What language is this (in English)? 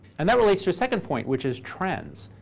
English